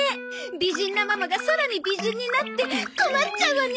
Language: Japanese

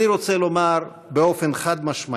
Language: Hebrew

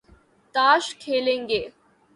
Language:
Urdu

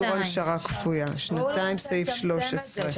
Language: Hebrew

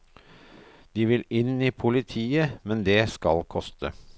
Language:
Norwegian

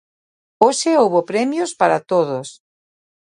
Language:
Galician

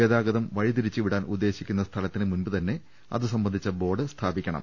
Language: Malayalam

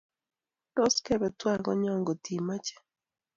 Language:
Kalenjin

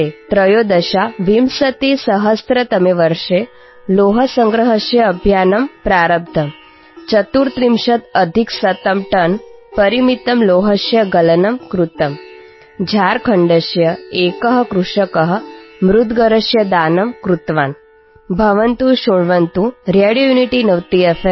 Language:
Telugu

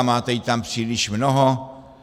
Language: Czech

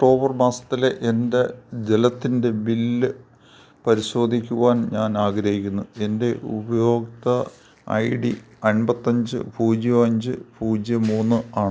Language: Malayalam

